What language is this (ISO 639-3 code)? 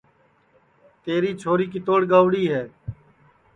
ssi